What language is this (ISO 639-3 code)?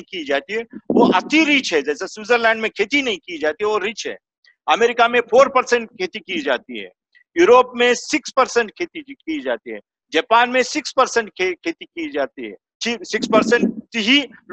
hin